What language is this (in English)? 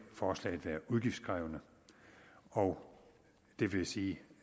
Danish